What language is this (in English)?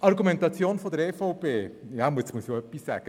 Swiss German